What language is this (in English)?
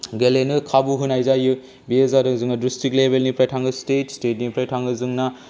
Bodo